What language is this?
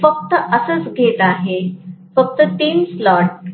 Marathi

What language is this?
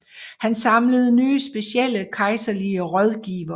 Danish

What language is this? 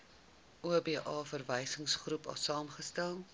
Afrikaans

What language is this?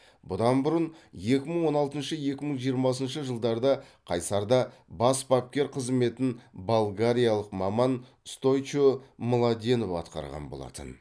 Kazakh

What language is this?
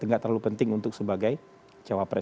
Indonesian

